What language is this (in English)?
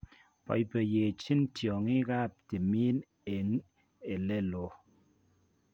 Kalenjin